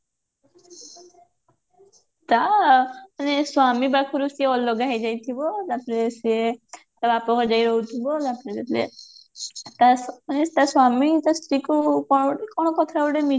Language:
Odia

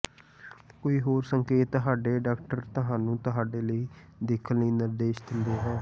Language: Punjabi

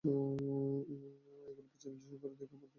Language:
Bangla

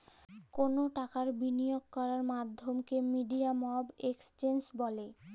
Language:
Bangla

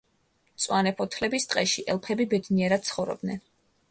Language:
Georgian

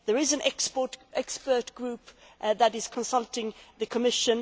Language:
English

